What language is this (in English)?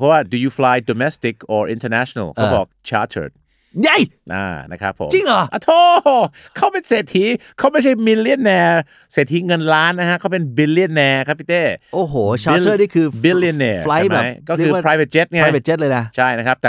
Thai